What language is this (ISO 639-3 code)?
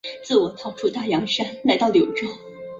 zho